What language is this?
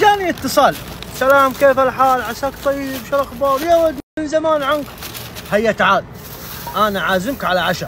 Arabic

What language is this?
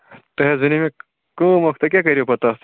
Kashmiri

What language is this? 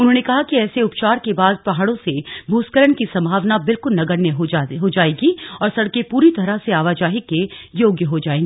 Hindi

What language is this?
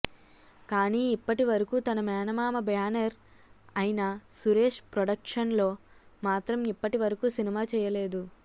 Telugu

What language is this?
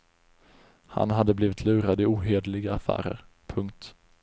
Swedish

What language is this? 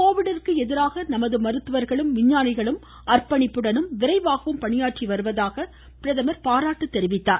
Tamil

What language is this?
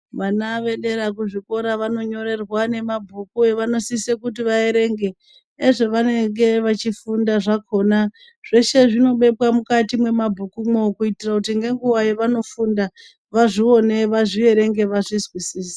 Ndau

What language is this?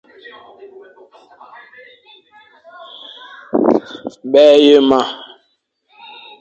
Fang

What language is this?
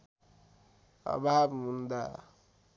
Nepali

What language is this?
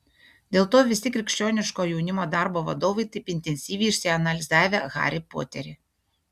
Lithuanian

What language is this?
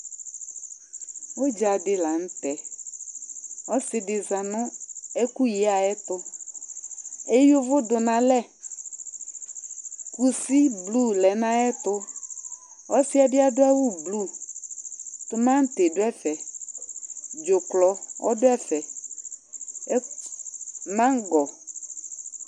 Ikposo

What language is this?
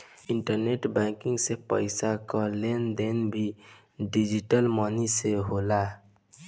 Bhojpuri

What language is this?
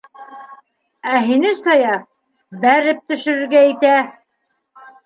Bashkir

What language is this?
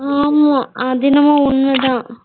Tamil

